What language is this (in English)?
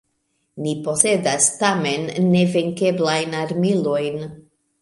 Esperanto